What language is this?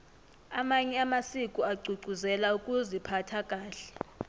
South Ndebele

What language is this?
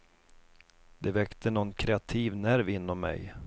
Swedish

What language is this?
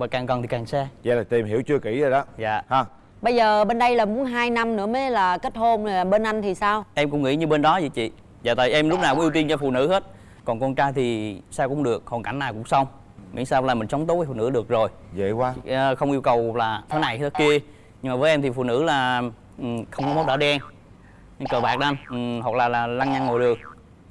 Vietnamese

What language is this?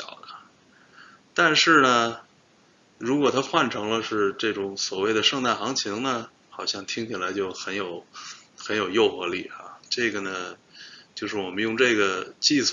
Chinese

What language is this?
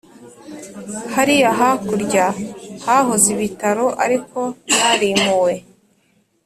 Kinyarwanda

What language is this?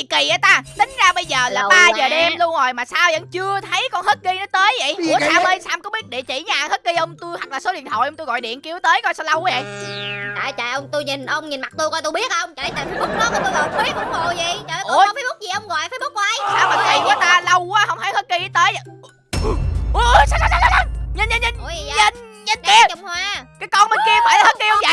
Vietnamese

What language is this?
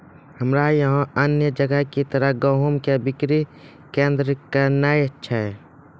Maithili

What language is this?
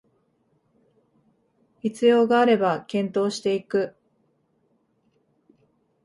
Japanese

